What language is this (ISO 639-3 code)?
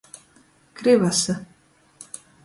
ltg